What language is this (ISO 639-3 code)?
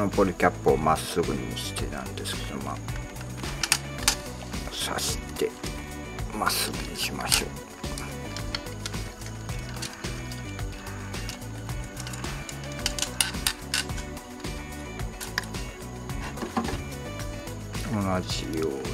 jpn